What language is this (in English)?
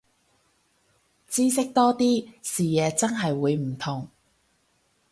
Cantonese